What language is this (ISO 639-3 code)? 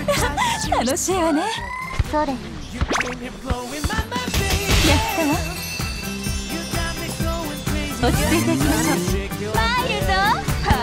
jpn